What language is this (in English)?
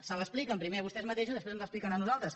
Catalan